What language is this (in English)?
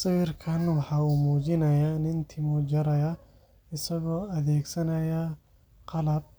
Somali